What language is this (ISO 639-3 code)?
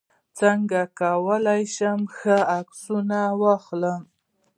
pus